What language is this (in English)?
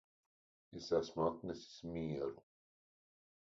Latvian